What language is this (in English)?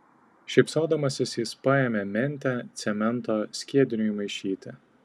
Lithuanian